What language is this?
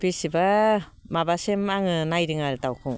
Bodo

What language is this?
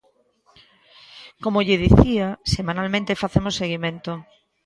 Galician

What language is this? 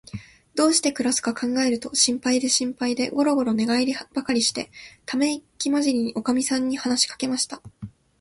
Japanese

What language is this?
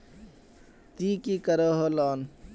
Magahi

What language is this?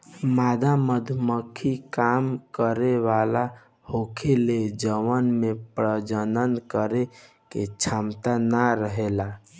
Bhojpuri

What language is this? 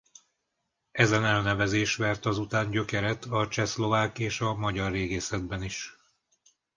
Hungarian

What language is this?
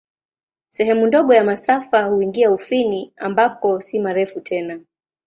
Swahili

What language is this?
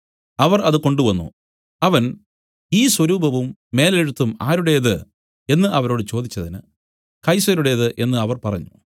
Malayalam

